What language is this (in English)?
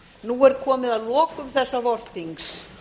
Icelandic